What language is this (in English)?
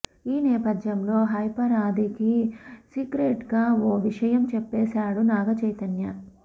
Telugu